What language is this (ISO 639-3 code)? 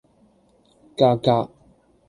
yue